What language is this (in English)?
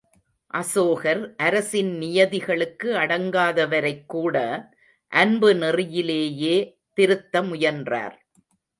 Tamil